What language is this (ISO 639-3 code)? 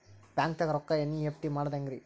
kan